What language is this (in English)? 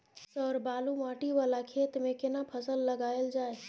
Maithili